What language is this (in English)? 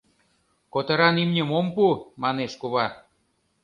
Mari